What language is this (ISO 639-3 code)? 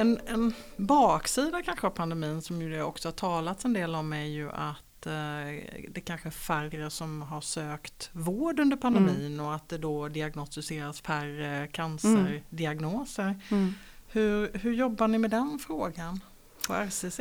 swe